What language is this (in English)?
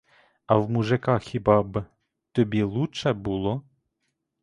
Ukrainian